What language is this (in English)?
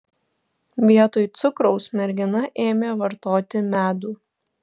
Lithuanian